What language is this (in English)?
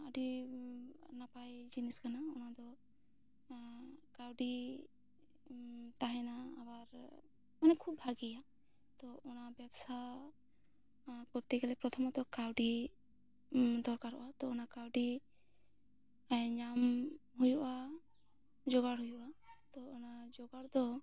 Santali